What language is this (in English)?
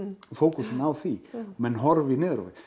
Icelandic